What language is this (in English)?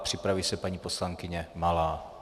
Czech